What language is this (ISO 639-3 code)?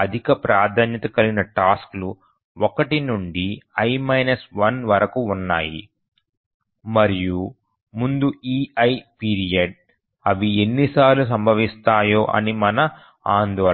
tel